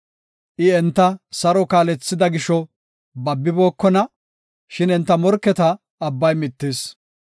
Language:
Gofa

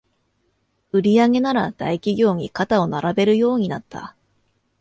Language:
Japanese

